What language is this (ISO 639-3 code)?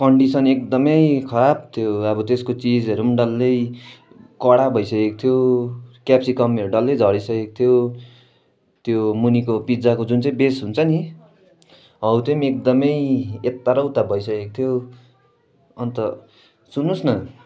nep